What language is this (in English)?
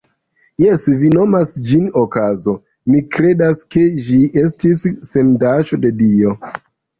Esperanto